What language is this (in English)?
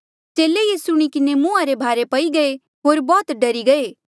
Mandeali